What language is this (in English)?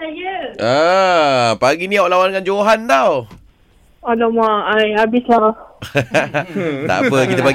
Malay